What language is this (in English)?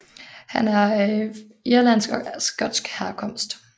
Danish